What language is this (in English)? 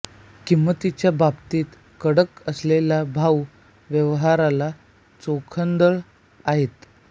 Marathi